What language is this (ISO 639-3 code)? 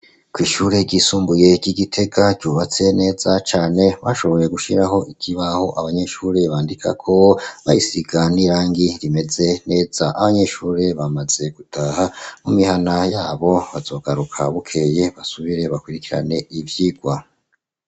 run